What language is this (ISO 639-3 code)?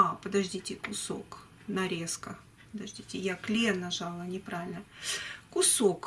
rus